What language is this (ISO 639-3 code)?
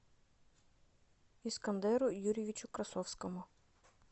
rus